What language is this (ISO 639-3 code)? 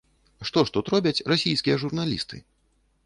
bel